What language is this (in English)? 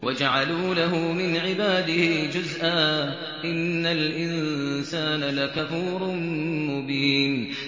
Arabic